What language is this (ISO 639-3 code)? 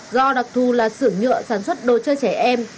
vie